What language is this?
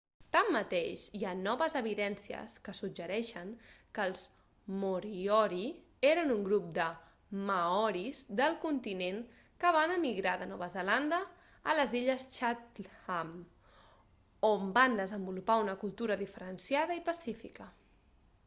Catalan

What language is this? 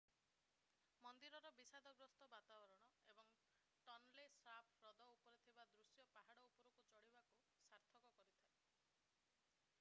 Odia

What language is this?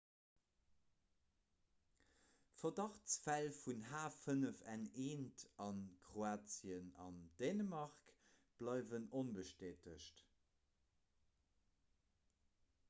Luxembourgish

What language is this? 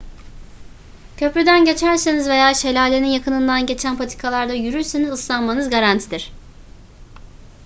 Turkish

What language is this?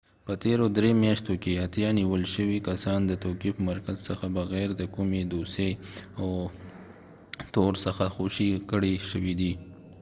Pashto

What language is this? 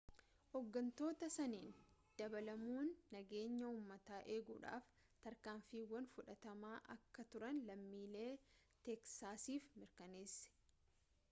Oromo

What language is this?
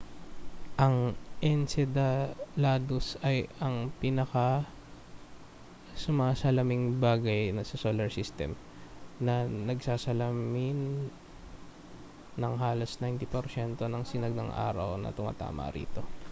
Filipino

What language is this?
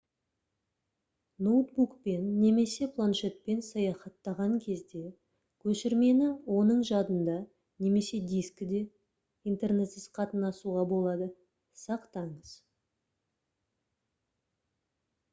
Kazakh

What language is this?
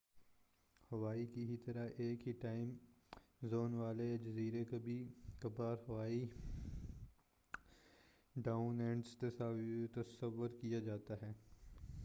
Urdu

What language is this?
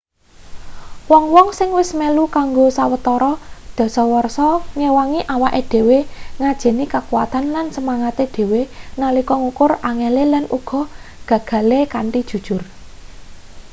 Javanese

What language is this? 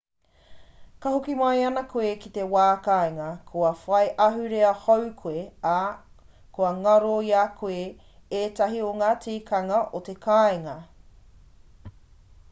Māori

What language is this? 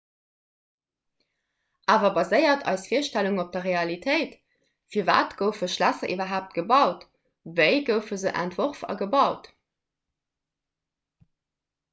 Luxembourgish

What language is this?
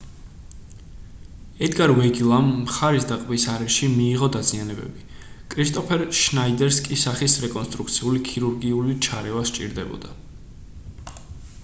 Georgian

